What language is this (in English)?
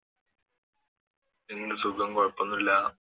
Malayalam